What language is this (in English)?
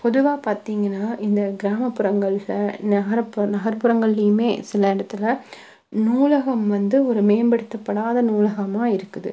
Tamil